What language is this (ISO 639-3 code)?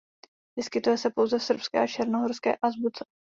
ces